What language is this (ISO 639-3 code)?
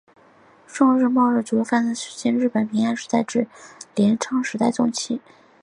zho